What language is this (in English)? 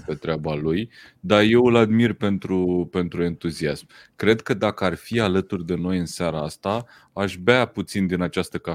Romanian